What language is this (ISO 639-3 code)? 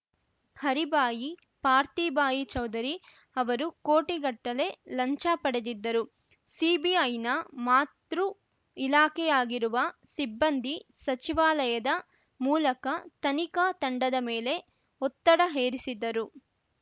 kan